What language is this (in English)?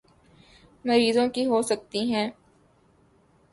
Urdu